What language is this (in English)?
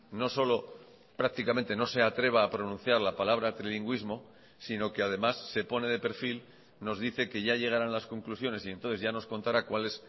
Spanish